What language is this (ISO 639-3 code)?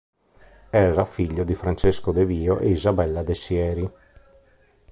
ita